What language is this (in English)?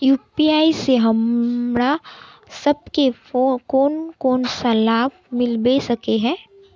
Magahi